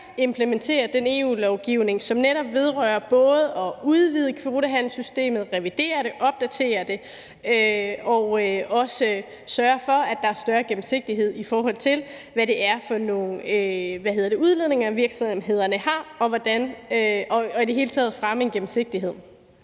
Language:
Danish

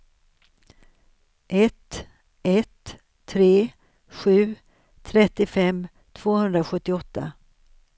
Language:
Swedish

